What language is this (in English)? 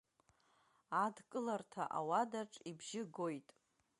Abkhazian